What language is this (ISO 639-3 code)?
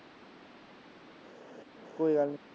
pan